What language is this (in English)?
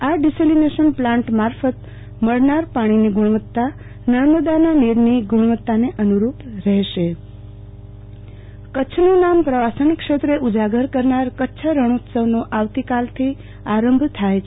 Gujarati